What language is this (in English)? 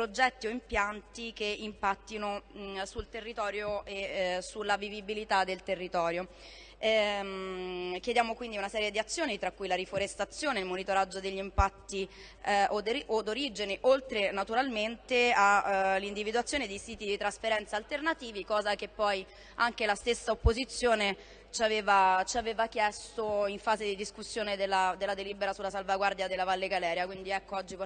Italian